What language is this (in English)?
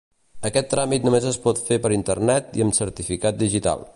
Catalan